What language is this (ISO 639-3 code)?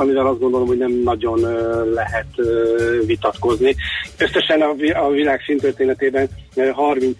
hun